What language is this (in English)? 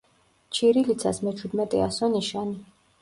Georgian